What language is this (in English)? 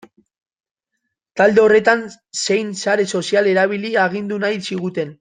Basque